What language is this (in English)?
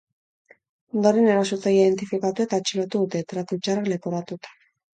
Basque